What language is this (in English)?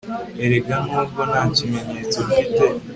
Kinyarwanda